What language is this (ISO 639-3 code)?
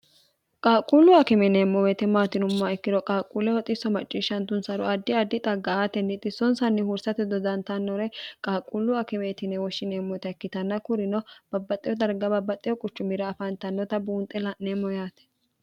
sid